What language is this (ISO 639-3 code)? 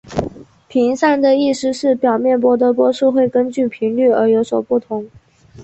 zho